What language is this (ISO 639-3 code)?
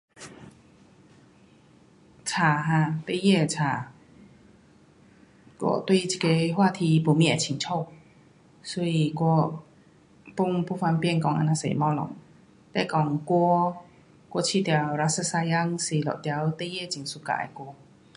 cpx